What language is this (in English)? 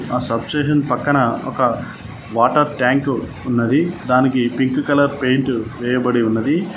Telugu